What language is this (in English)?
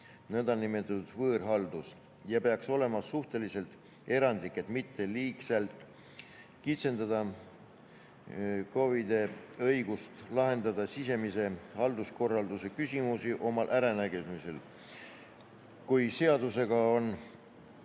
Estonian